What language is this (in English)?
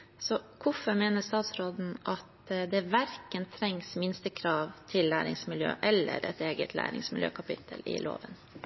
Norwegian Bokmål